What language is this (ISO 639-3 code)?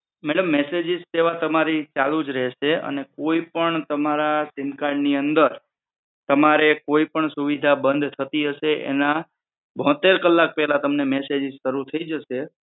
guj